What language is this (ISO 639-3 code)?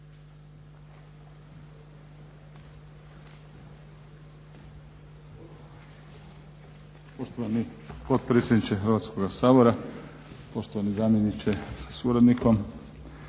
hrv